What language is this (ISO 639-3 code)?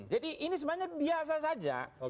ind